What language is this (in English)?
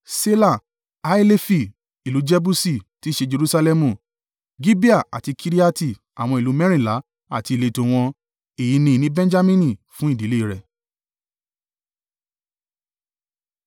Yoruba